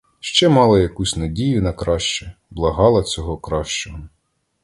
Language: Ukrainian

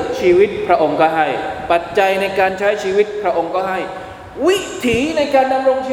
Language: Thai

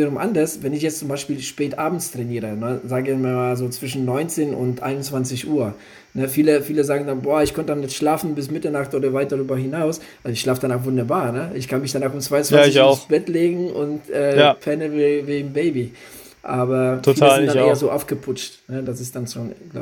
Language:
German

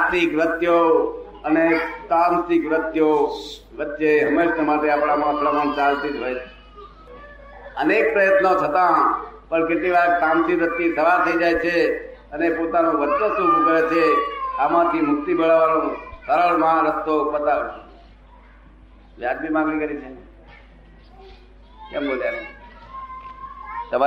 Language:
Gujarati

